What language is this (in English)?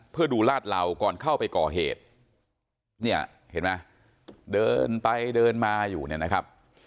Thai